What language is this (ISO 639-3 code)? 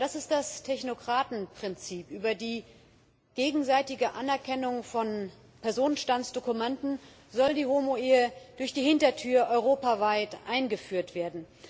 deu